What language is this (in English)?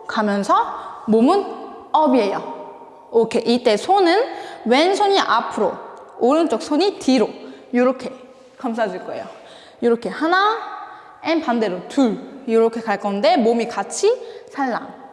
Korean